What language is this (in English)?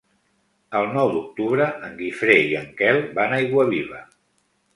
Catalan